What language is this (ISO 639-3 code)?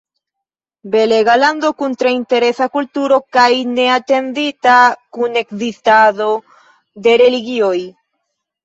epo